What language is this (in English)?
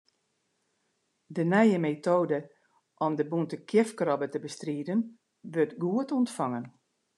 Western Frisian